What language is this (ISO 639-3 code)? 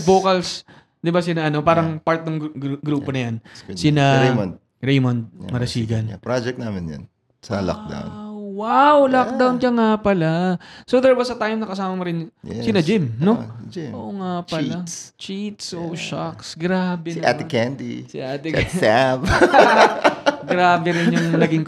fil